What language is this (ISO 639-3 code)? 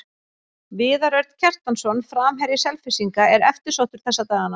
isl